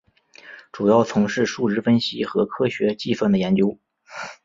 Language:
Chinese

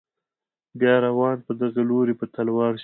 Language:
Pashto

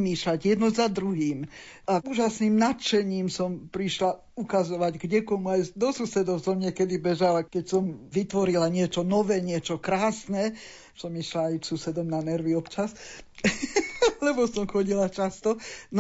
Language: Slovak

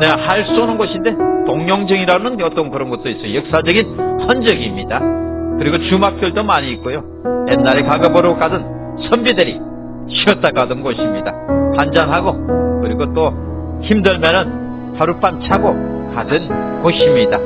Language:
Korean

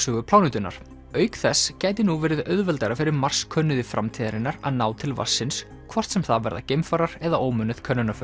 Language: Icelandic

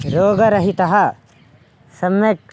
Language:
Sanskrit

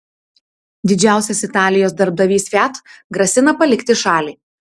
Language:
Lithuanian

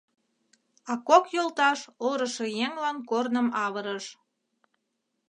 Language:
Mari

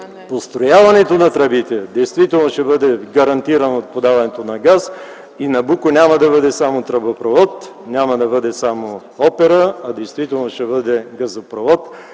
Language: Bulgarian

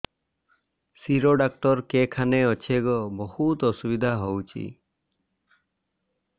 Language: Odia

